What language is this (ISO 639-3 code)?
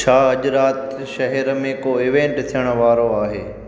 snd